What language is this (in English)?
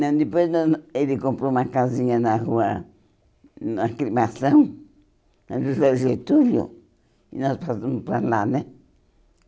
Portuguese